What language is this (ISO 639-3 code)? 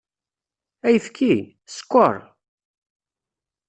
kab